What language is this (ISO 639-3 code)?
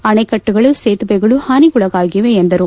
kan